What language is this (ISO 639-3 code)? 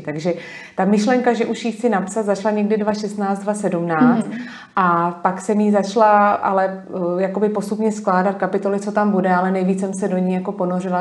ces